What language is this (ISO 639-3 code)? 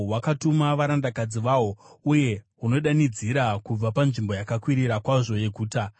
sna